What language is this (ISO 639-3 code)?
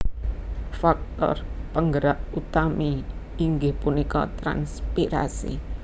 jav